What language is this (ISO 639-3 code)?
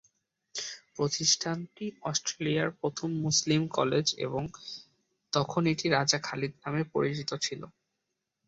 ben